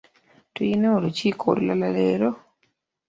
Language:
Ganda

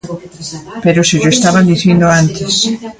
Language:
Galician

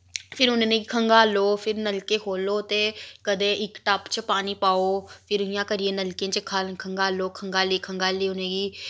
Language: Dogri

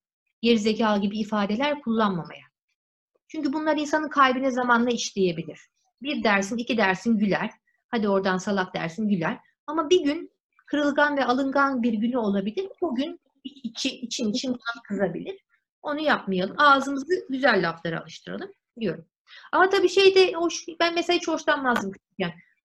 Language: Turkish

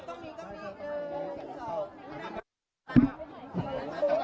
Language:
Thai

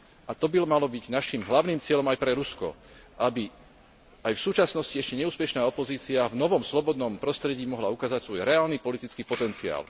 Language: Slovak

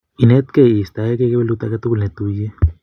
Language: Kalenjin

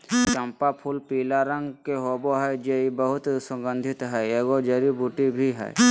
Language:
Magahi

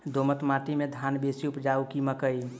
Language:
Maithili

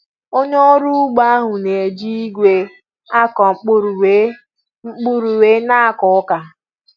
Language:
Igbo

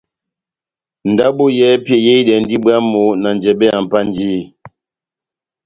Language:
Batanga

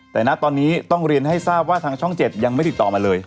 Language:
Thai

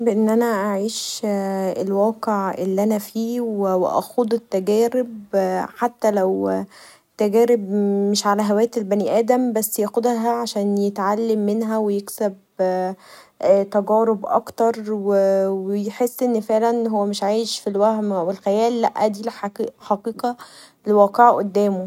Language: Egyptian Arabic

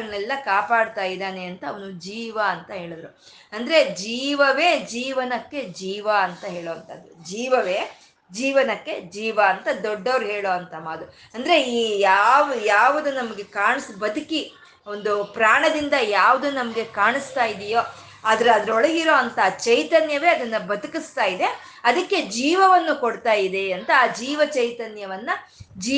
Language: Kannada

